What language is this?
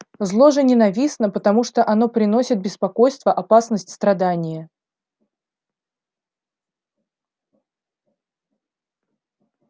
Russian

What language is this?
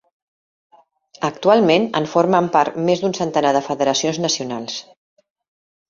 Catalan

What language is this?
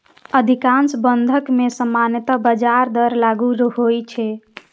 Maithili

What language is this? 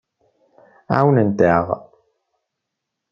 Kabyle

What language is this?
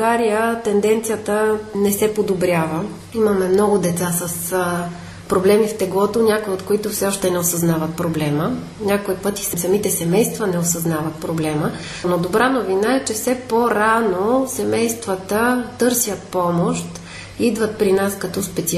Bulgarian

